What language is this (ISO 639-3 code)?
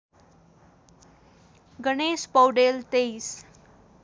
nep